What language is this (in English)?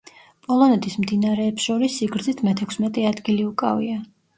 Georgian